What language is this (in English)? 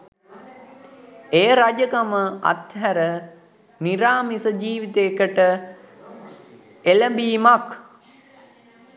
Sinhala